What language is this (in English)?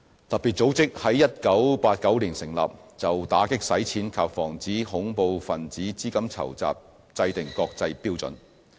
Cantonese